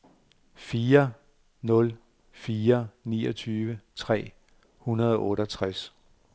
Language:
Danish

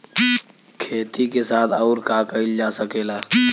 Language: Bhojpuri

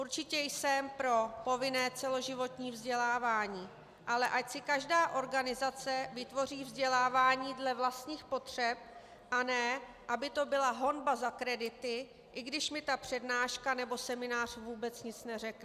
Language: Czech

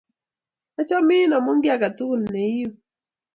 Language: Kalenjin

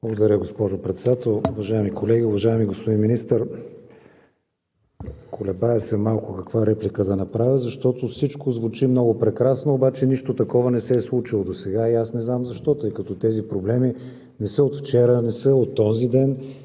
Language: Bulgarian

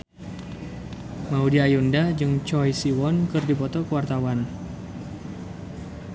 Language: Sundanese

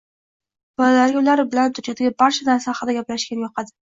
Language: Uzbek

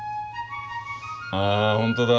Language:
Japanese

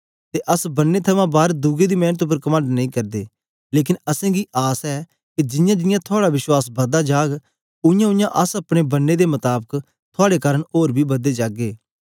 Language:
Dogri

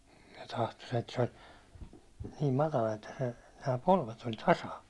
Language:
Finnish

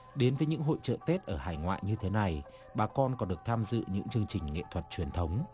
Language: Vietnamese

